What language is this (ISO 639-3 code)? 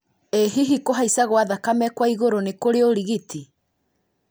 kik